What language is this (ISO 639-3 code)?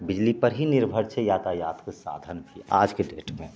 mai